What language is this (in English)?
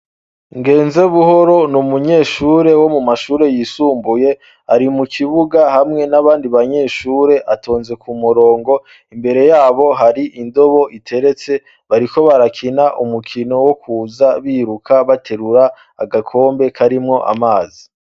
Rundi